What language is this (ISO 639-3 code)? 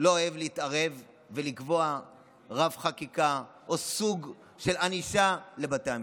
heb